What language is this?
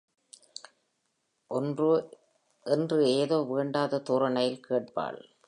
Tamil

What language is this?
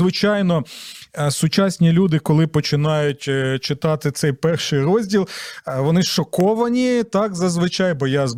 Ukrainian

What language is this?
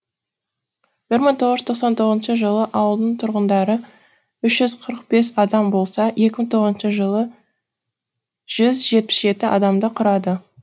Kazakh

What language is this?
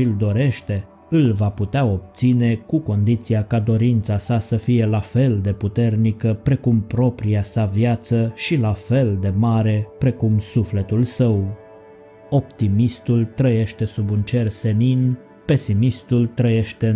Romanian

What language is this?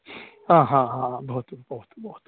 Sanskrit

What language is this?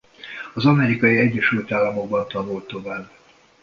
Hungarian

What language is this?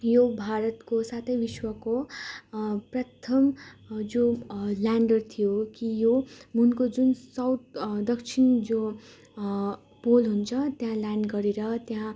Nepali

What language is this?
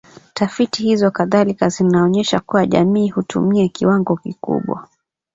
Swahili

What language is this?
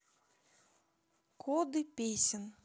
Russian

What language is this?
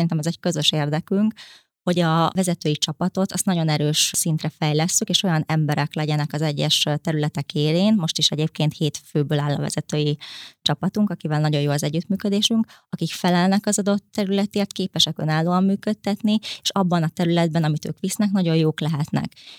Hungarian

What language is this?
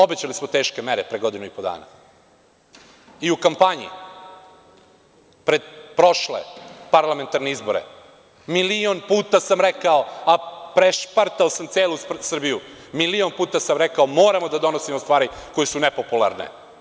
Serbian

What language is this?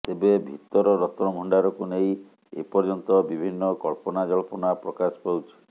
Odia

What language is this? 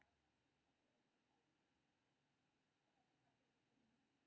Maithili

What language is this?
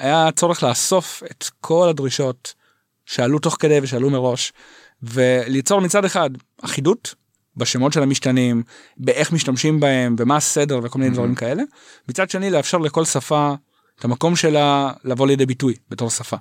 Hebrew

